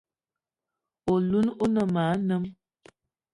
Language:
Eton (Cameroon)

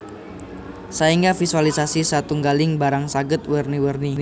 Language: Javanese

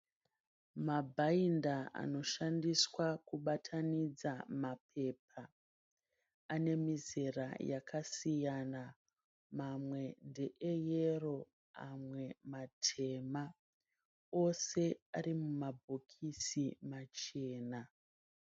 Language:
Shona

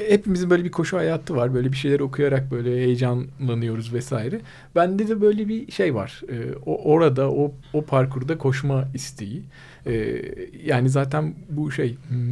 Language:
Turkish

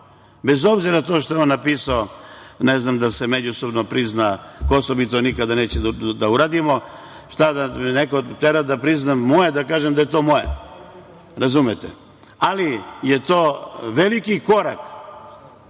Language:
Serbian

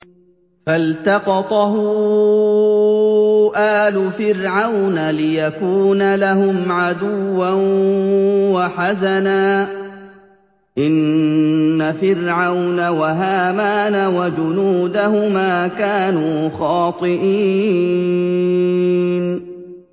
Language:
Arabic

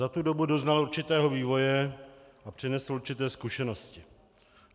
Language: Czech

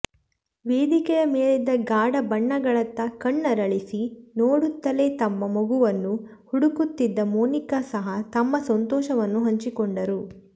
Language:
Kannada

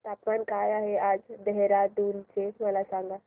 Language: Marathi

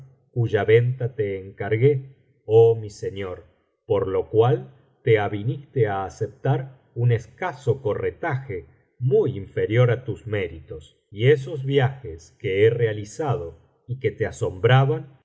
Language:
Spanish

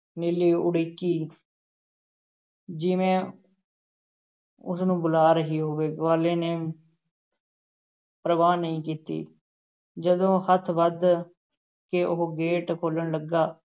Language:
Punjabi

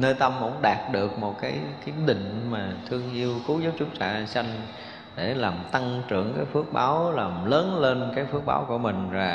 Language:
Vietnamese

